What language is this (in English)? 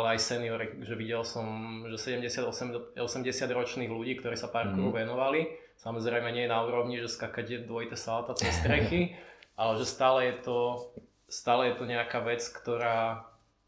Slovak